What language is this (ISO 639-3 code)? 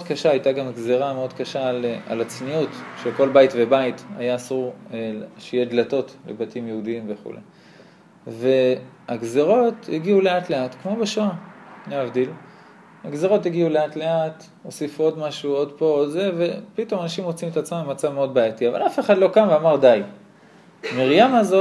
heb